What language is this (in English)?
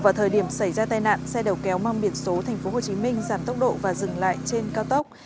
Vietnamese